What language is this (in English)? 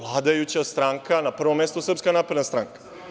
Serbian